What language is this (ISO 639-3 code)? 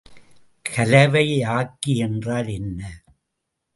tam